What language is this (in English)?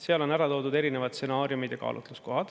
Estonian